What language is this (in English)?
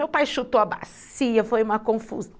Portuguese